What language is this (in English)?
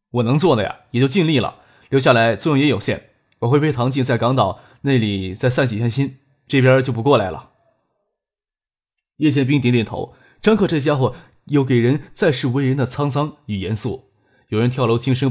Chinese